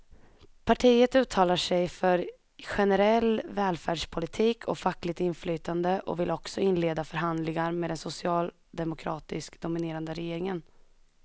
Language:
Swedish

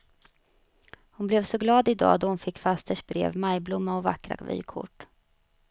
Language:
Swedish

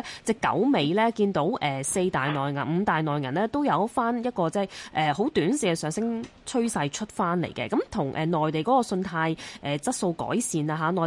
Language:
Chinese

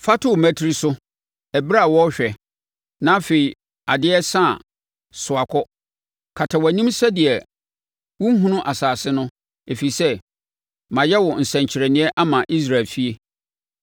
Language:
Akan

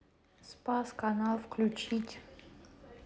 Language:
Russian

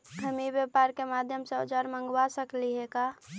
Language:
Magahi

